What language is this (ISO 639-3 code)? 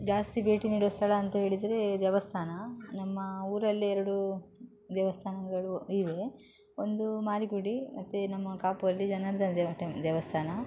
kan